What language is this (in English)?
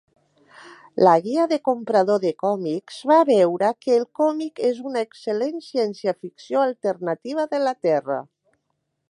Catalan